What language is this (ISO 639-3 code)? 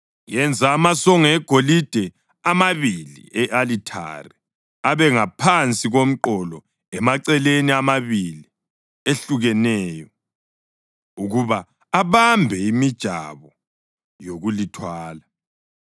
nde